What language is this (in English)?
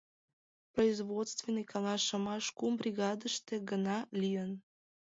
Mari